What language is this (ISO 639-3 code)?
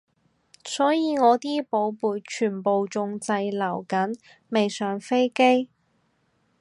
yue